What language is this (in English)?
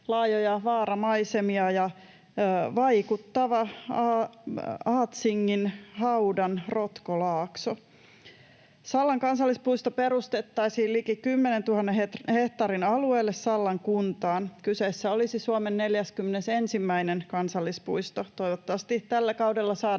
Finnish